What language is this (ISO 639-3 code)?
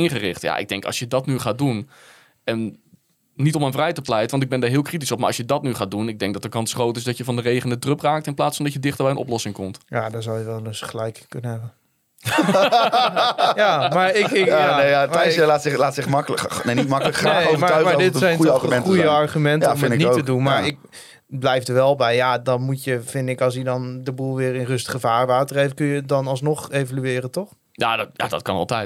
nld